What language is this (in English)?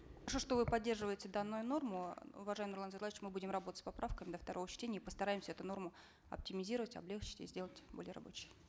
Kazakh